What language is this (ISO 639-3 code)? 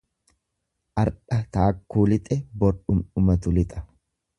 orm